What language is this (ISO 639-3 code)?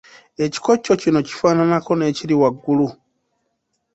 lug